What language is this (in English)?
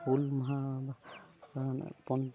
Santali